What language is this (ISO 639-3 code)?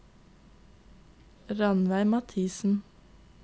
nor